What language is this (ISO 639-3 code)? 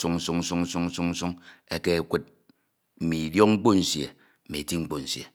itw